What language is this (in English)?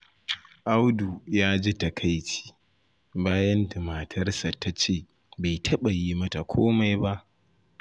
Hausa